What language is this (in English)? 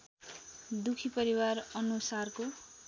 Nepali